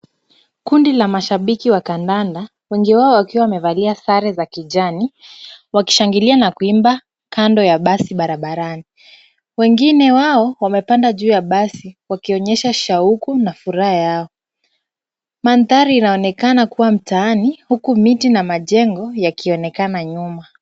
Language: Swahili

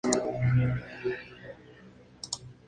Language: Spanish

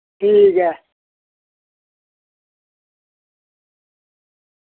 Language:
Dogri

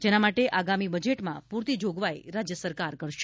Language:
Gujarati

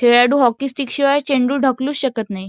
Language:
Marathi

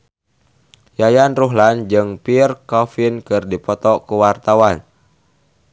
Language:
Sundanese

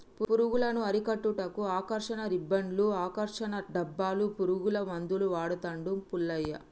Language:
Telugu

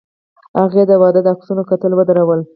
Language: Pashto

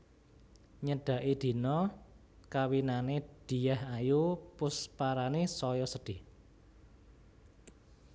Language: Javanese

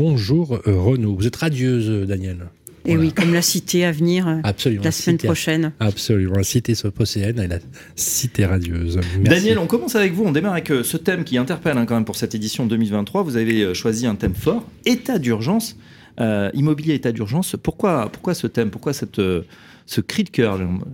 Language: French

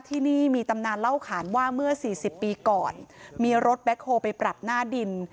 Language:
Thai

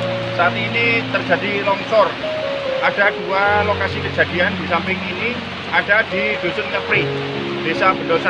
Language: Indonesian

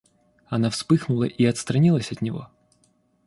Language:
Russian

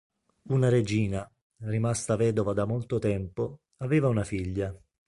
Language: Italian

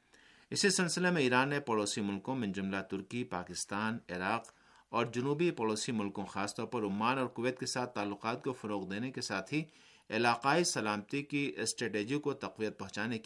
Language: Urdu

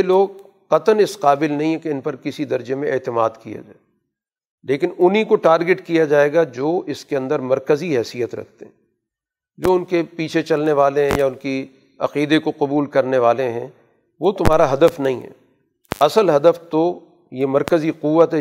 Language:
Urdu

